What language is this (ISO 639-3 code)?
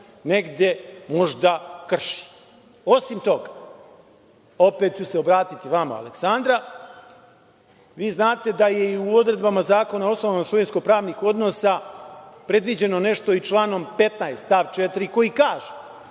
srp